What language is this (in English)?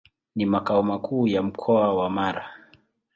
Swahili